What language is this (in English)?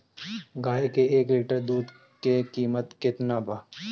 Bhojpuri